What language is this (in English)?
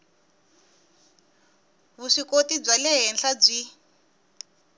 Tsonga